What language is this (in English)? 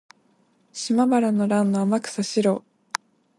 Japanese